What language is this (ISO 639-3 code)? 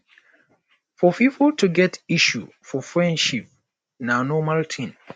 pcm